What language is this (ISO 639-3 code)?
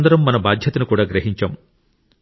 tel